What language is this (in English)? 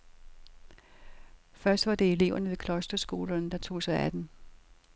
Danish